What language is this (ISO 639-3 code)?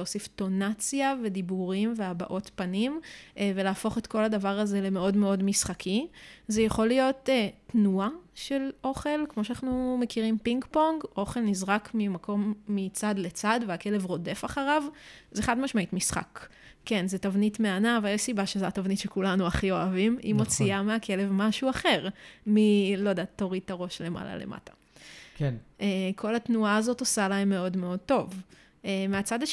heb